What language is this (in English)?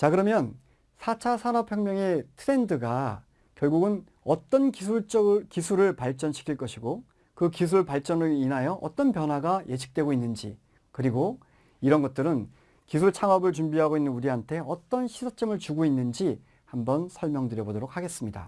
Korean